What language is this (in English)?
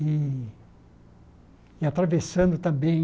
Portuguese